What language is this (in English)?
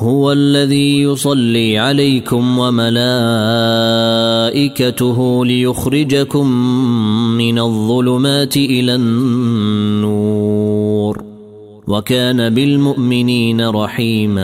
Arabic